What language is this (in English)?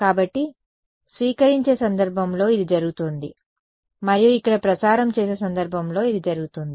Telugu